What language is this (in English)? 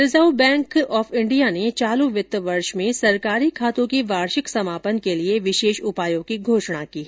Hindi